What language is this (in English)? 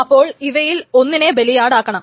Malayalam